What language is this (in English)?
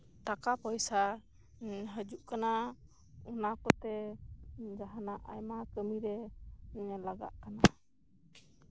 Santali